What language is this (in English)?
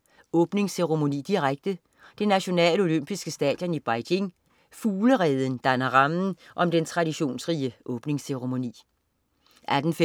Danish